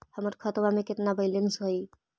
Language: Magahi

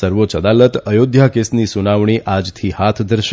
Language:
Gujarati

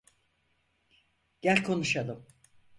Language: Turkish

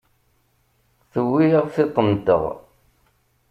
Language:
Kabyle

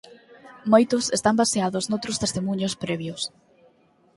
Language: Galician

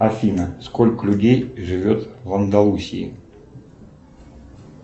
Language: Russian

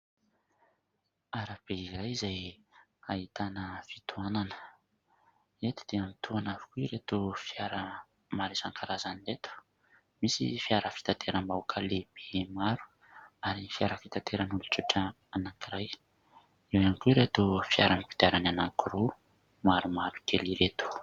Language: Malagasy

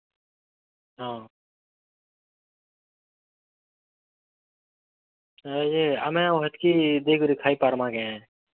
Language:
Odia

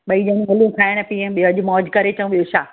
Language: Sindhi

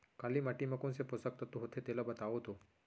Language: Chhattisgarhi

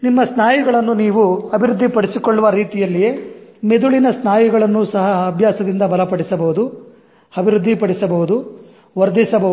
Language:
Kannada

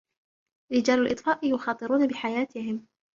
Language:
Arabic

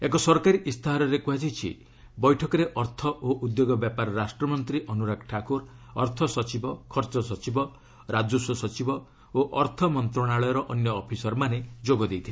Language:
Odia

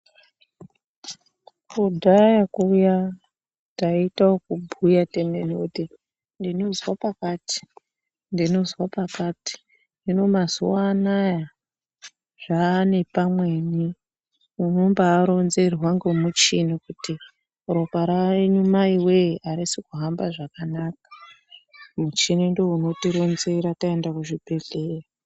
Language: Ndau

